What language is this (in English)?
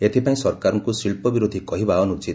Odia